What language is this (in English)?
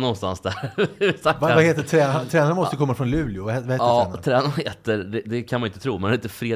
Swedish